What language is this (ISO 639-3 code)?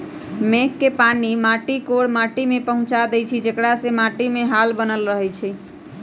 mag